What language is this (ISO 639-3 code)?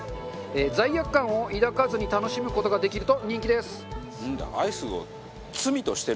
jpn